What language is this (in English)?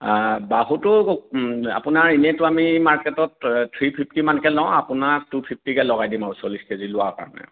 Assamese